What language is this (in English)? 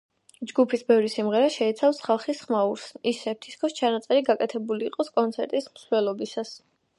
Georgian